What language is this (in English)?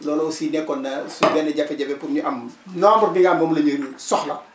Wolof